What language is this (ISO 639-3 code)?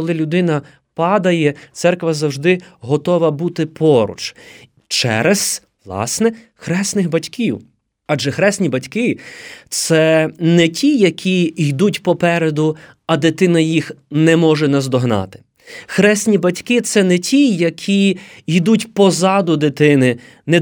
ukr